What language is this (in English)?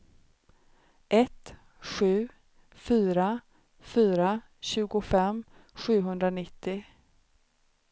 Swedish